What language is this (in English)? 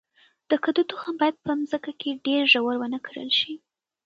Pashto